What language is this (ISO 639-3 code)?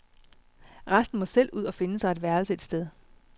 dan